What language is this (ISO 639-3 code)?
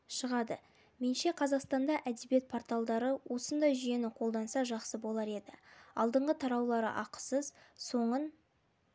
kaz